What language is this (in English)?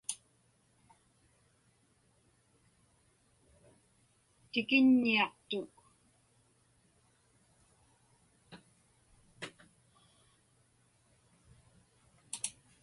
Inupiaq